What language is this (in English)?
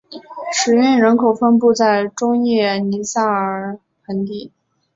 Chinese